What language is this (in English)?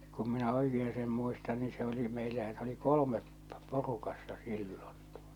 Finnish